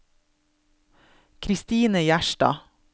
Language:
Norwegian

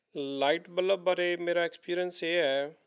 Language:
Punjabi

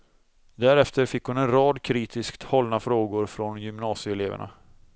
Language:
Swedish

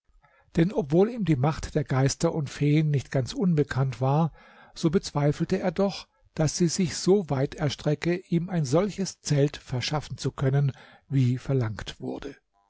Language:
German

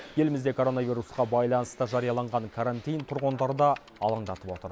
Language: Kazakh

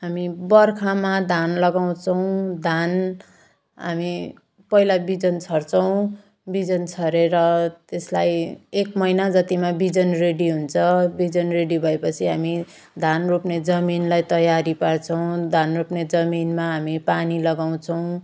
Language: Nepali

